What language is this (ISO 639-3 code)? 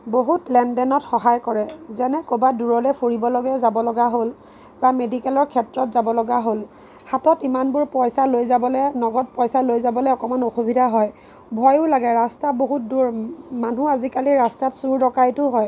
asm